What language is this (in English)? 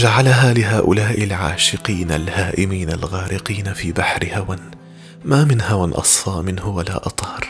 Arabic